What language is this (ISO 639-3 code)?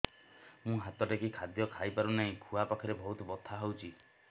ori